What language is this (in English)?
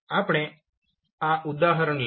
Gujarati